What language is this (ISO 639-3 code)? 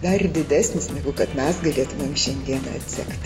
lit